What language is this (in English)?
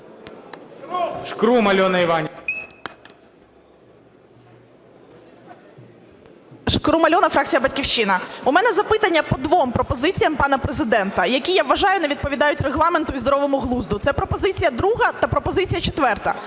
Ukrainian